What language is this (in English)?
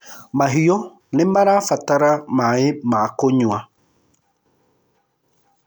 Kikuyu